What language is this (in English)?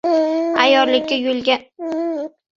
Uzbek